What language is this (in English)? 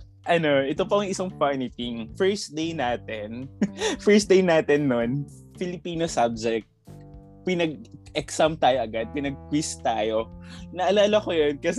Filipino